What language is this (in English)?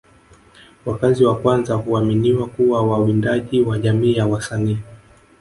Swahili